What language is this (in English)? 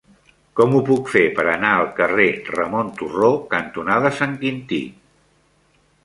Catalan